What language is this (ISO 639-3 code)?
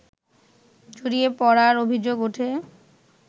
ben